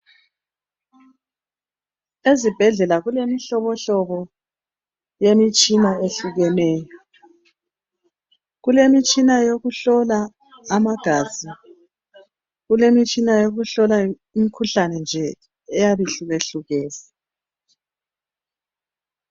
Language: North Ndebele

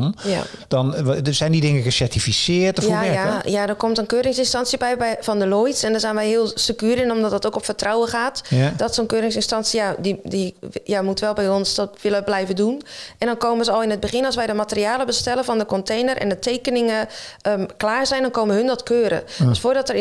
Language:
Dutch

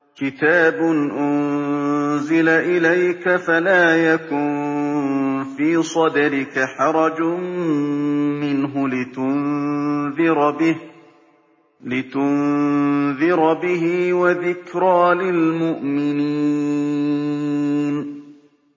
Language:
Arabic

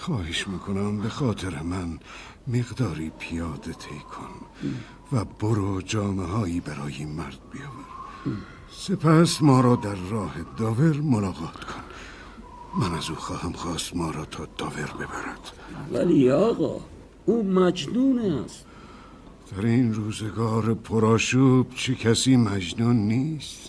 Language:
Persian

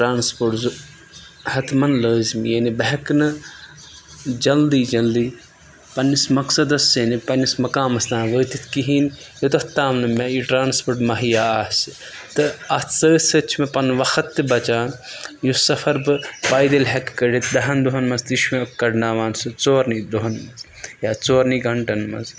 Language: Kashmiri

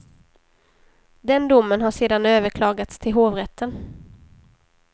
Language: Swedish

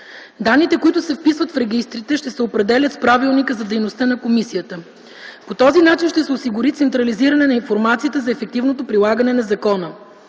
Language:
Bulgarian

